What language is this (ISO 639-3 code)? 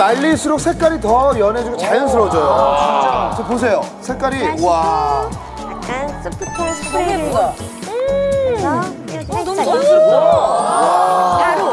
kor